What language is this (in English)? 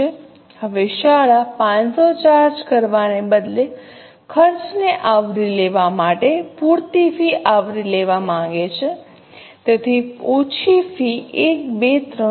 Gujarati